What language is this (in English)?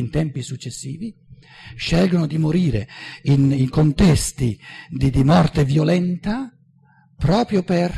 Italian